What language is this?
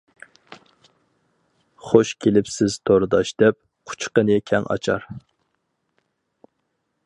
Uyghur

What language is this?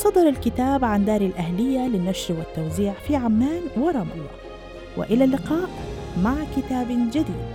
Arabic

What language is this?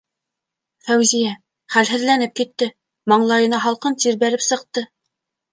Bashkir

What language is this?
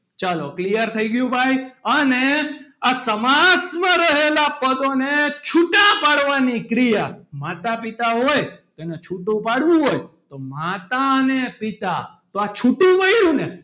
Gujarati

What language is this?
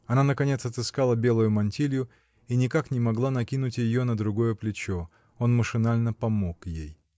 Russian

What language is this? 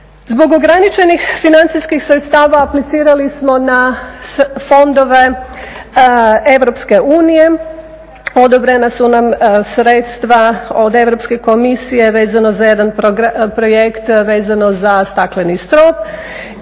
Croatian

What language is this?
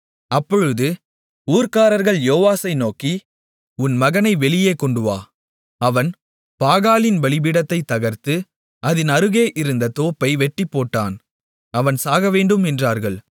Tamil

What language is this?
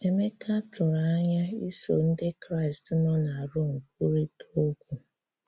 Igbo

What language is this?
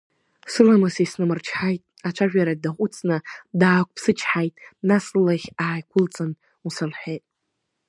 Abkhazian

